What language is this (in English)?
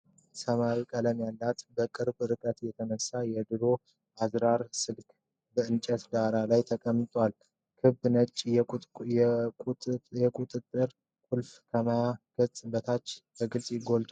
Amharic